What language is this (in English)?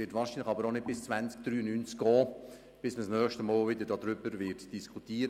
Swiss German